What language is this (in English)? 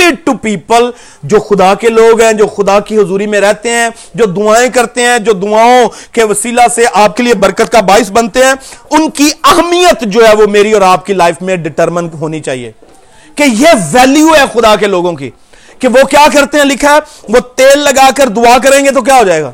Urdu